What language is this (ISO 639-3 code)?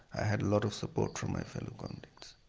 eng